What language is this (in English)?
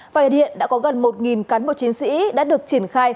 Vietnamese